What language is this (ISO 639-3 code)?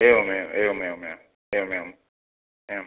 san